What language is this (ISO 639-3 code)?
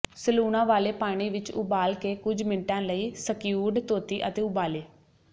pan